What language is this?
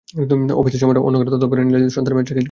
Bangla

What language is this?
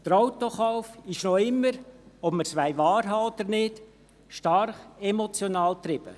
Swiss German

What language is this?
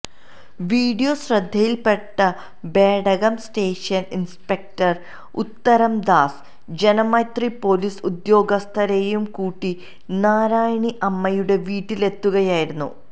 Malayalam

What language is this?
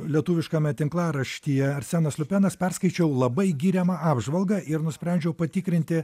Lithuanian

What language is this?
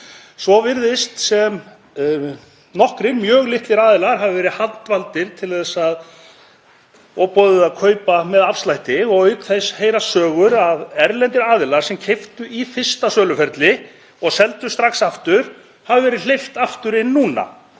Icelandic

